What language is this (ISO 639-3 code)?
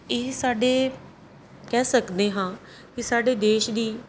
pan